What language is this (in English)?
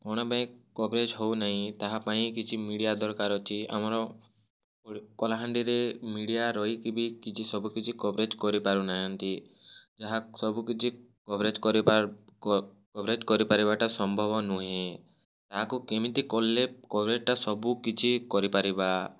Odia